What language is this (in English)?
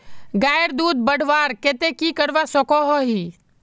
Magahi